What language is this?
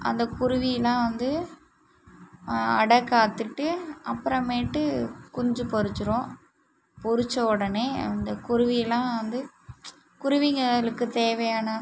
Tamil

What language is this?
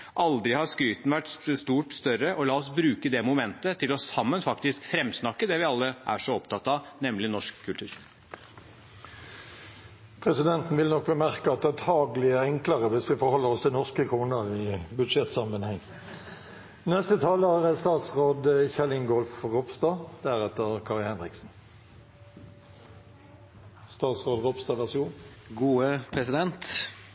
Norwegian Bokmål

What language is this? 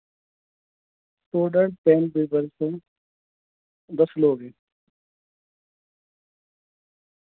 Urdu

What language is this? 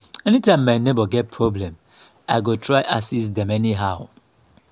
Nigerian Pidgin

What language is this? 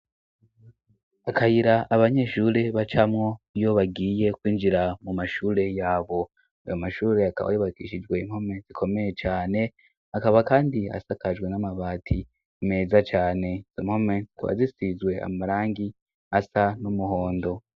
Rundi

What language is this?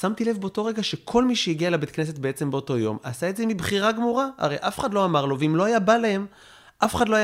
Hebrew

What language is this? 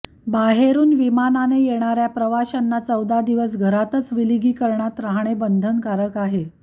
Marathi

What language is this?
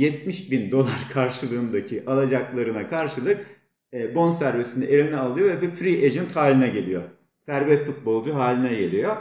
Turkish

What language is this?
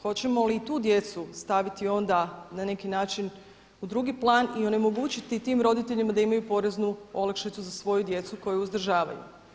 Croatian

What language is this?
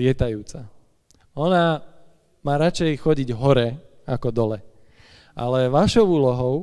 Slovak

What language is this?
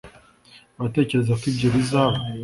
Kinyarwanda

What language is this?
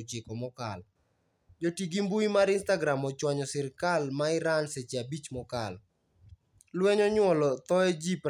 Luo (Kenya and Tanzania)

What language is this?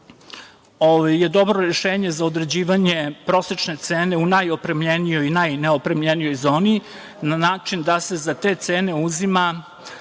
Serbian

